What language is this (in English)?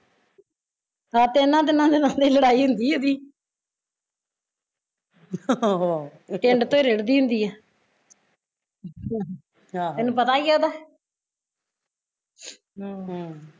Punjabi